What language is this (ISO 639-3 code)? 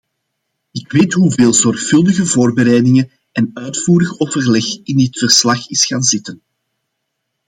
nld